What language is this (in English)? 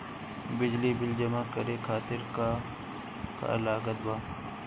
Bhojpuri